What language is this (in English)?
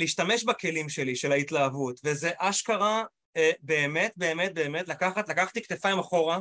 Hebrew